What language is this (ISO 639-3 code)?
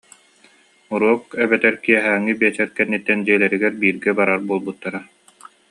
sah